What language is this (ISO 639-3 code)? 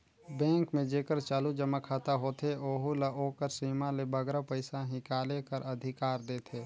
hne